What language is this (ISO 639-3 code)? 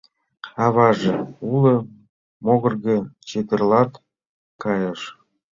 chm